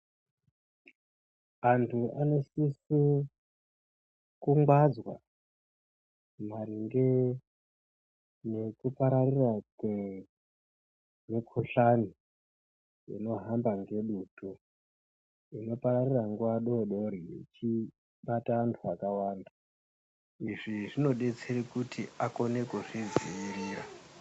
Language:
Ndau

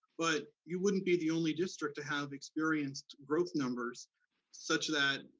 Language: English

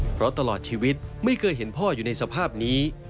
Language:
Thai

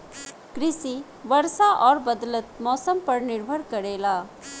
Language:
Bhojpuri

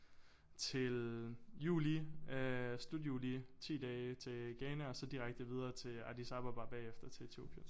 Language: Danish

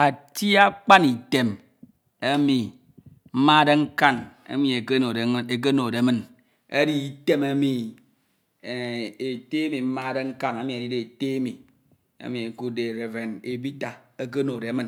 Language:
Ito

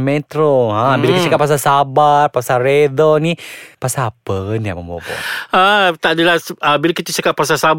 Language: Malay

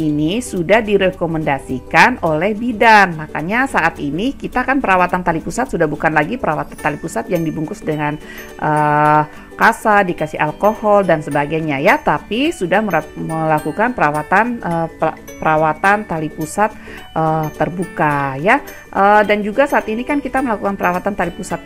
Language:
Indonesian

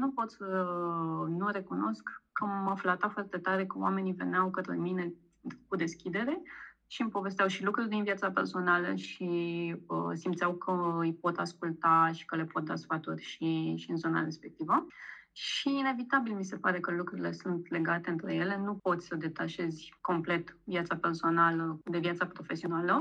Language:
Romanian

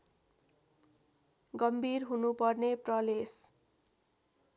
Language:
Nepali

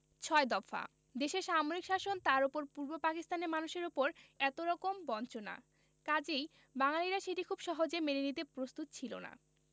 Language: Bangla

